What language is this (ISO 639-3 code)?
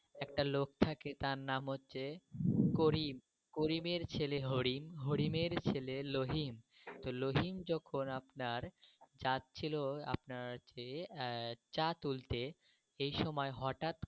ben